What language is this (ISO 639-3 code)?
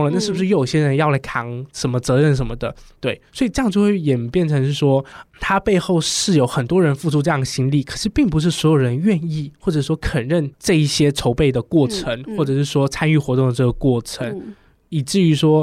zho